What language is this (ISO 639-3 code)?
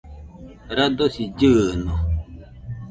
hux